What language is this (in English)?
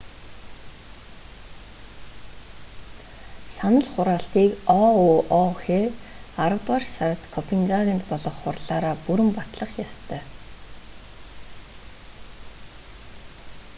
Mongolian